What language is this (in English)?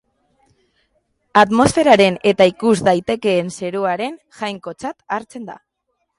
Basque